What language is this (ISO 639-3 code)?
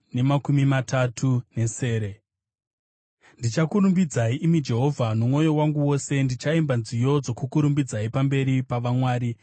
sna